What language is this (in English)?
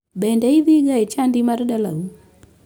Luo (Kenya and Tanzania)